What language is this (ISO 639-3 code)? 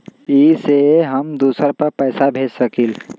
mag